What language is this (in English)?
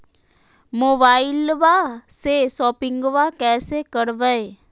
Magahi